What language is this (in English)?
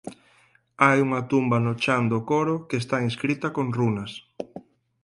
Galician